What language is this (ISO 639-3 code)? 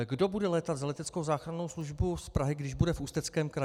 ces